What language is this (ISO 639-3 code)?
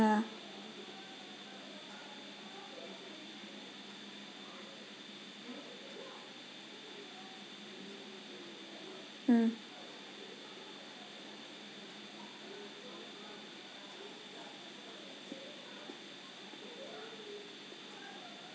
eng